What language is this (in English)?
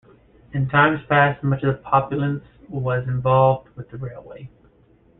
English